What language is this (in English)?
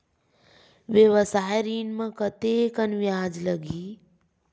Chhattisgarhi